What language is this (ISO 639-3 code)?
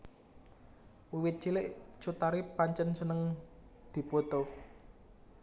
jav